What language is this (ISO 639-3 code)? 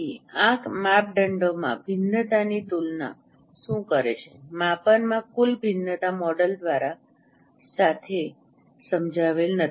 guj